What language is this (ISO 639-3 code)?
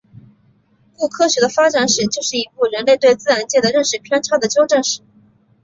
zho